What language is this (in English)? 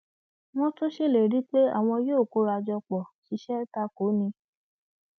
Yoruba